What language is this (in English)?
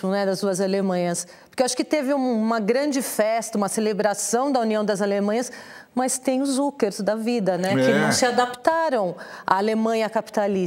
Portuguese